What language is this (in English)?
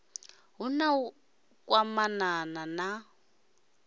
Venda